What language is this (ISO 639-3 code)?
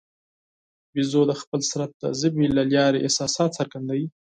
pus